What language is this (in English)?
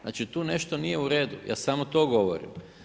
Croatian